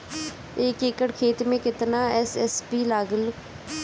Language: Bhojpuri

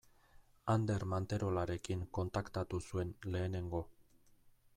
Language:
Basque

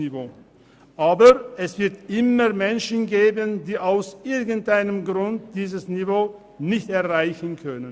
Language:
Swiss German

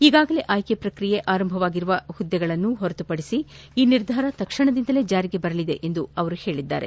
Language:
Kannada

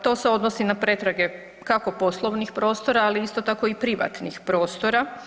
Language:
Croatian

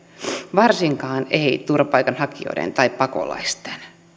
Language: Finnish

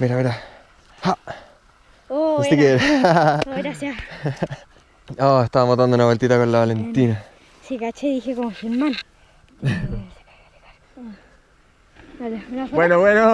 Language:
Spanish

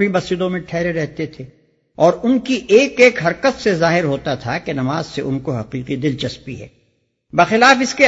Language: Urdu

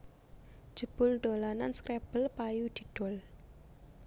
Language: Javanese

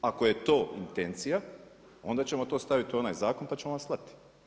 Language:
Croatian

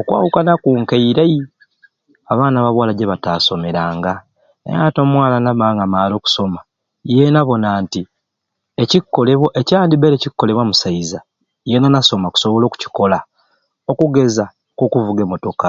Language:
Ruuli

